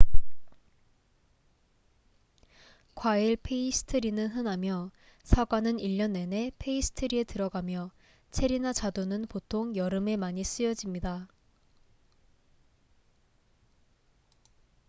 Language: Korean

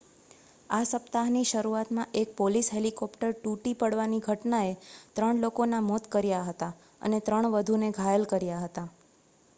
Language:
Gujarati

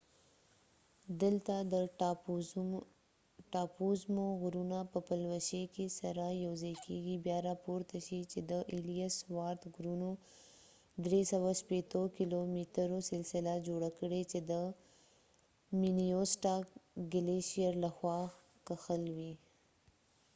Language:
Pashto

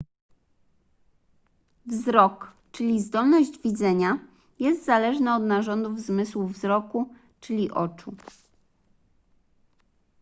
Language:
Polish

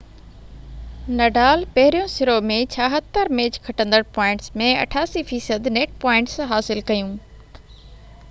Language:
Sindhi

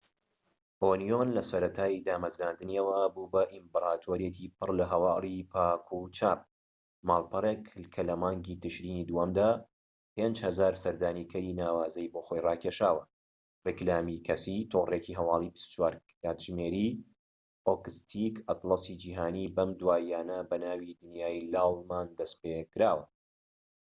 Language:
Central Kurdish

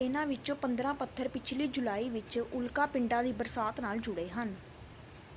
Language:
Punjabi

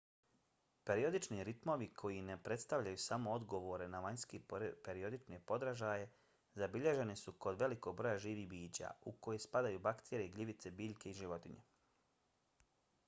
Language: Bosnian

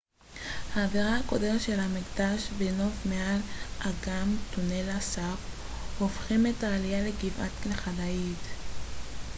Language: Hebrew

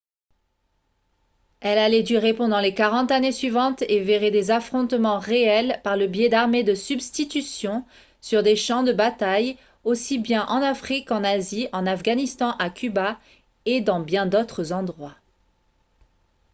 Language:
French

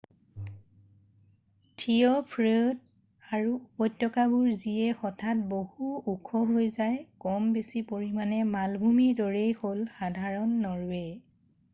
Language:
Assamese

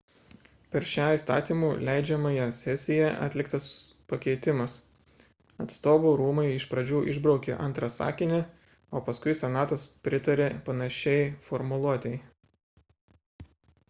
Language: Lithuanian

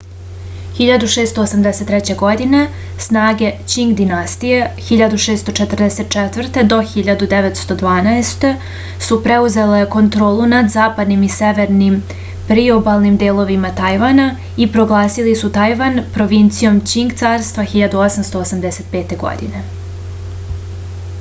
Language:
Serbian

